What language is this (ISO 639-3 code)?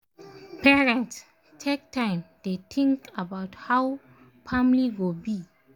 pcm